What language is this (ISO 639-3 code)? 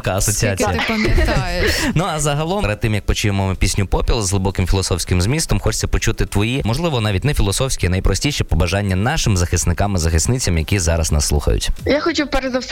ukr